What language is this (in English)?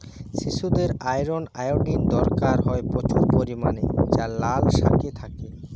Bangla